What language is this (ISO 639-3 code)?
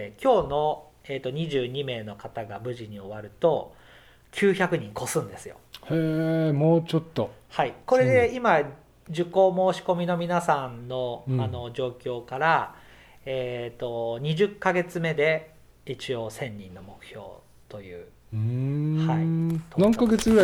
jpn